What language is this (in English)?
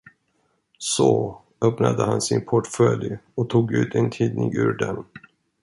Swedish